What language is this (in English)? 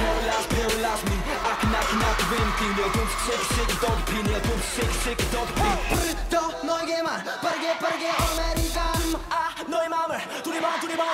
Korean